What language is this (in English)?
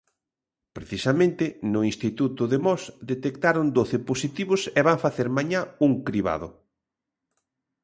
Galician